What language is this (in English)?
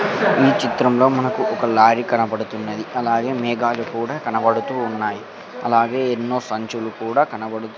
Telugu